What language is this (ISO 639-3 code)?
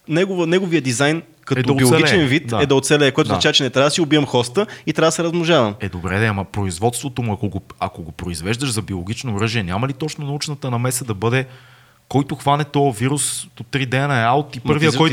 bul